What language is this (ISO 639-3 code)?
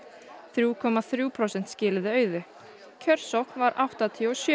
isl